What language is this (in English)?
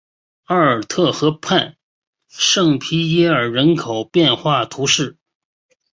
Chinese